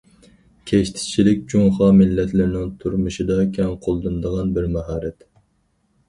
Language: Uyghur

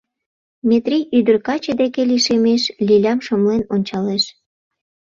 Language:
Mari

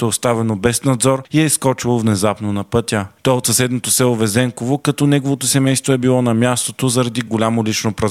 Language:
Bulgarian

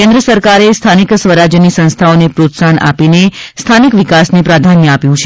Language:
Gujarati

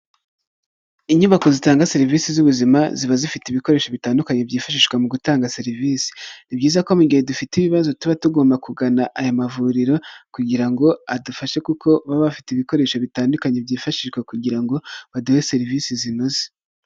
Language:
Kinyarwanda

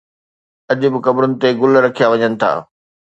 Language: Sindhi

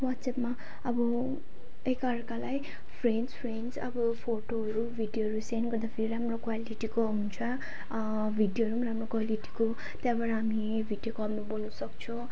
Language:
Nepali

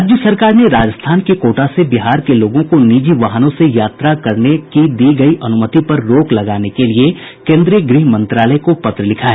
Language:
Hindi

